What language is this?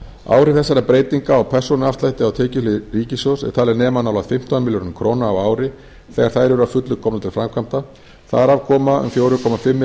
Icelandic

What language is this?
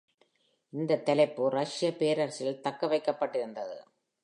Tamil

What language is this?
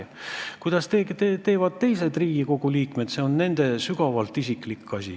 Estonian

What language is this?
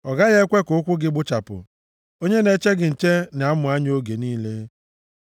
Igbo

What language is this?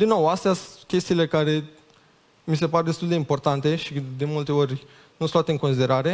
Romanian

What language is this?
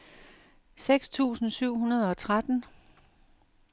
Danish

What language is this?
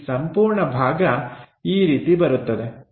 Kannada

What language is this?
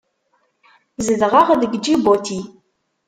Kabyle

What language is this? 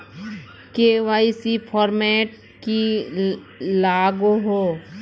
Magahi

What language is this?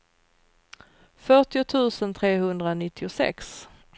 Swedish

